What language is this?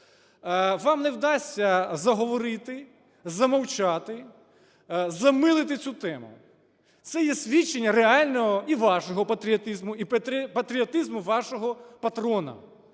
Ukrainian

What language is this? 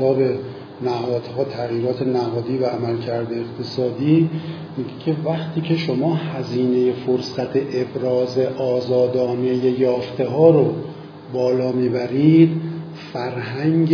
Persian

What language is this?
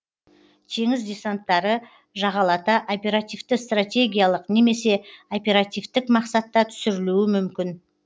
Kazakh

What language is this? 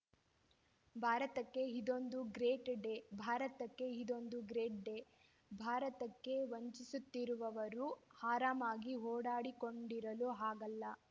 Kannada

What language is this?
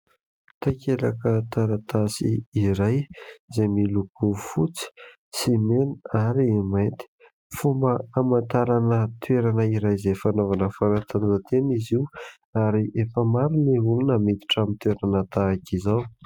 Malagasy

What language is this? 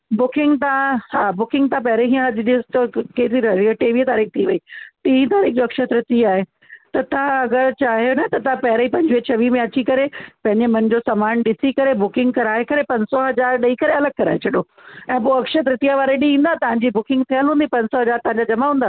Sindhi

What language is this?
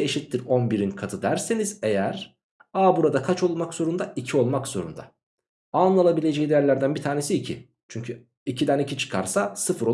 Turkish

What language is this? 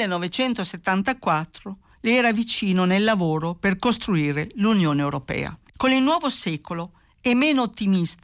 Italian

